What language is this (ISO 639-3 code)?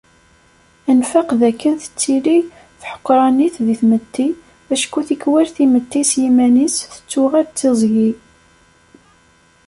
kab